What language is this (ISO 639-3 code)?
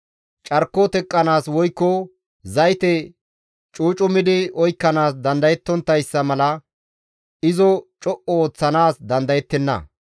gmv